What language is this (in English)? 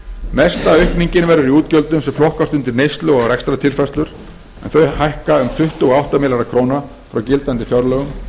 Icelandic